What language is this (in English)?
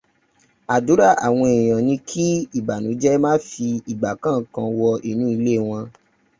Yoruba